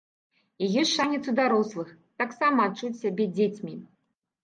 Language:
Belarusian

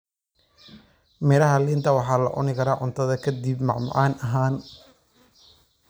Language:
Somali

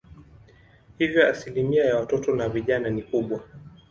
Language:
Swahili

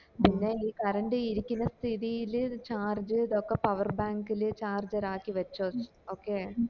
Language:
Malayalam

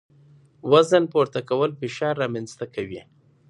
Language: Pashto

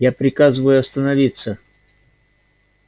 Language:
Russian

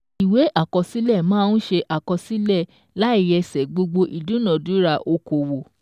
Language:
Yoruba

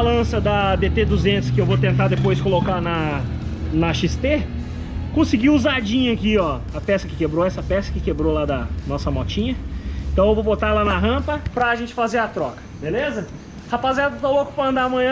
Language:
Portuguese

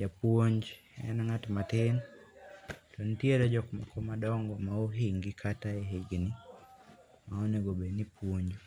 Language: Luo (Kenya and Tanzania)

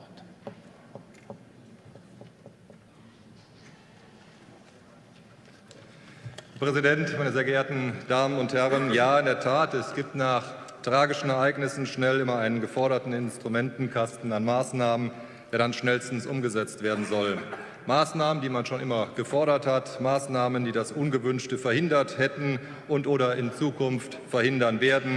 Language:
German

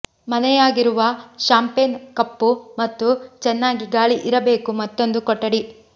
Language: Kannada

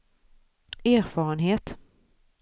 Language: Swedish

